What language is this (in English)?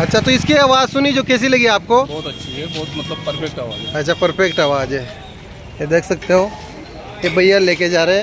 Hindi